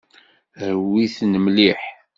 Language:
Kabyle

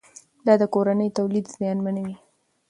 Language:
Pashto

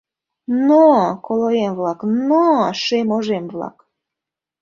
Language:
Mari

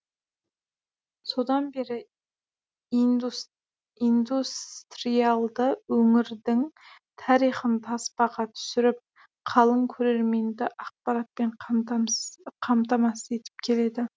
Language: Kazakh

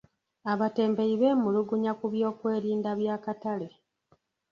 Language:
Ganda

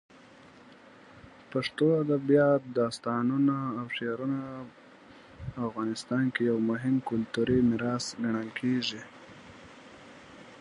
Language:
Pashto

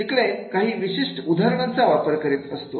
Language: Marathi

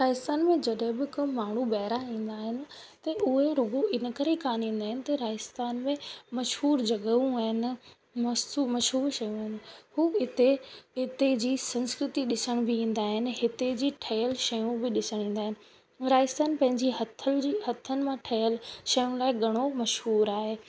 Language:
Sindhi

